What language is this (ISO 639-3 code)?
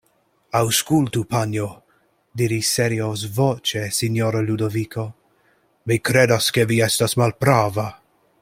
epo